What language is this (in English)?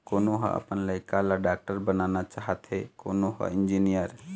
Chhattisgarhi